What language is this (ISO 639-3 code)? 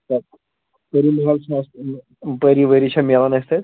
kas